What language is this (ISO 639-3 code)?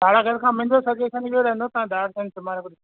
snd